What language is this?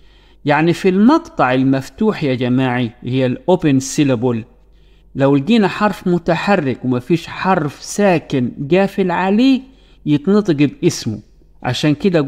Arabic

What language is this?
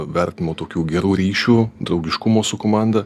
Lithuanian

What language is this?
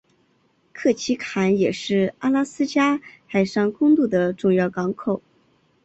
Chinese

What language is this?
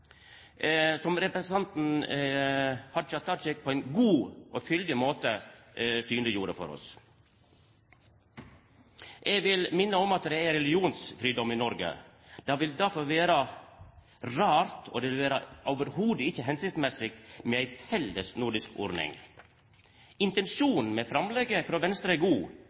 Norwegian Nynorsk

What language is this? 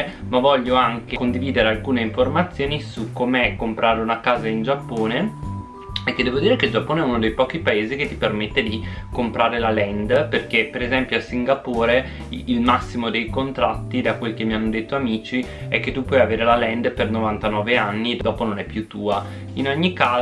Italian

